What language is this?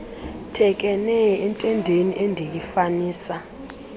Xhosa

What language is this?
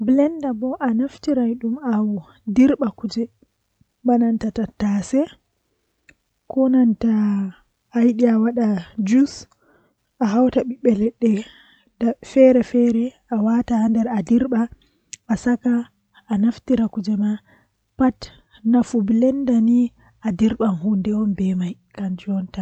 Western Niger Fulfulde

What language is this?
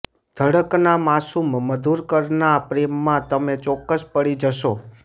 Gujarati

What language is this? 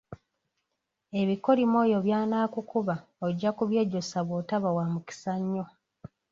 Ganda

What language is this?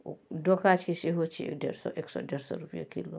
Maithili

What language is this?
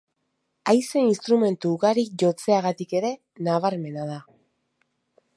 Basque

